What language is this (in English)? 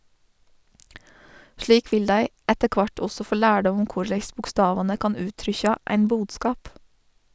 Norwegian